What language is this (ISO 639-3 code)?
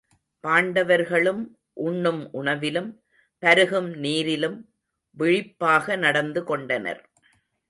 tam